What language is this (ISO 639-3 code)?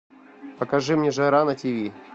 rus